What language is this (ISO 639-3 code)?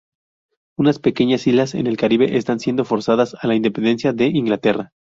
spa